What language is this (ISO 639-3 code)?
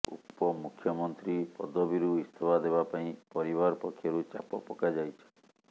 ori